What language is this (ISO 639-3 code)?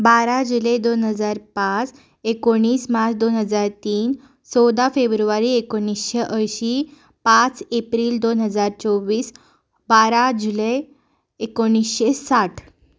kok